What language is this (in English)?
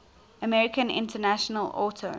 English